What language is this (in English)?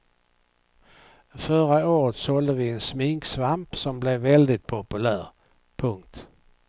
Swedish